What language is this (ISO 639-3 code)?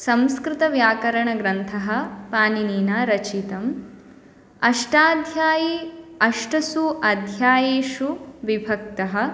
san